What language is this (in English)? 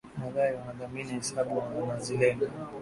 Swahili